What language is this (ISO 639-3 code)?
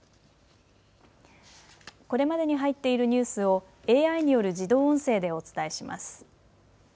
jpn